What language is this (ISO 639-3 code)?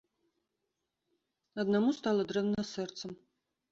bel